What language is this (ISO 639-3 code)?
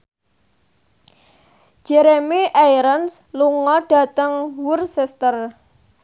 jav